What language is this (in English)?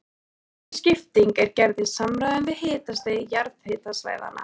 Icelandic